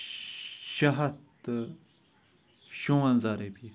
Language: Kashmiri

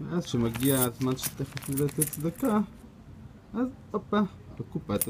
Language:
Hebrew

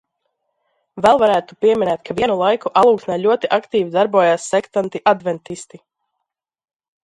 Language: Latvian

